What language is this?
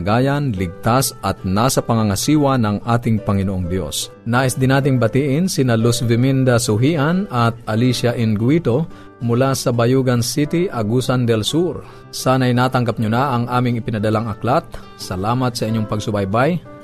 Filipino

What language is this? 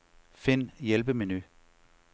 Danish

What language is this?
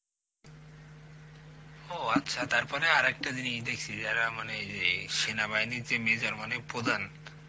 Bangla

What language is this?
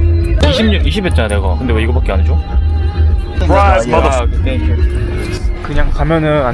Korean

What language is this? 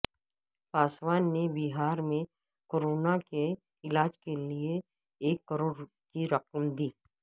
Urdu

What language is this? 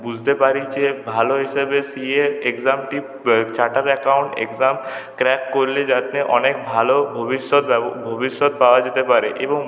Bangla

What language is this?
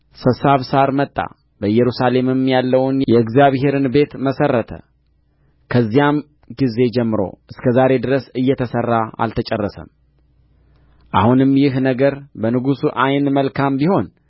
Amharic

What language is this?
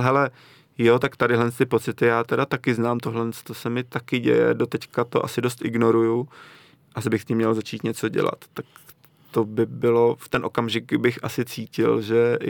Czech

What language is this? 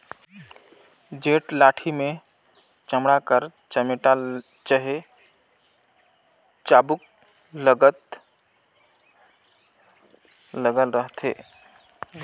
Chhattisgarhi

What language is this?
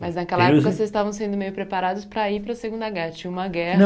Portuguese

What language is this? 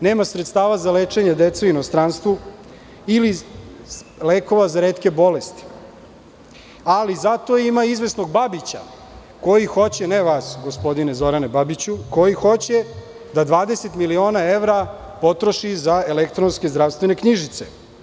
Serbian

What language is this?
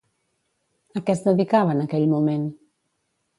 Catalan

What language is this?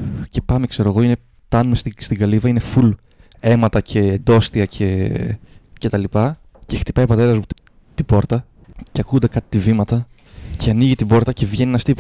Greek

